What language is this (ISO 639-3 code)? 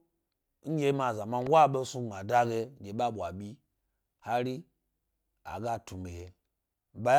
gby